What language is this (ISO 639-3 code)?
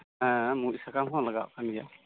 sat